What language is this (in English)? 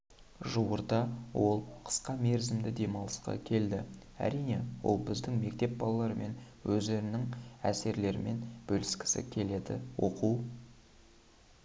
Kazakh